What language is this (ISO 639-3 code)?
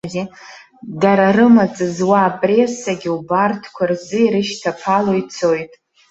abk